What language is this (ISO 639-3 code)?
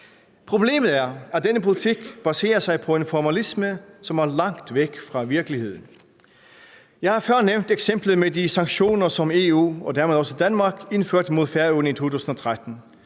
dan